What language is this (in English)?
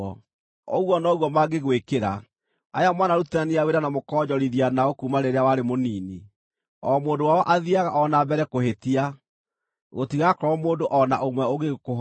Kikuyu